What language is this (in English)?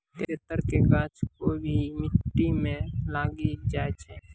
Maithili